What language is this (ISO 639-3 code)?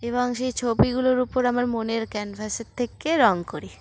ben